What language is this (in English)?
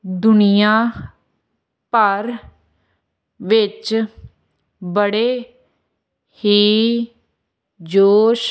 Punjabi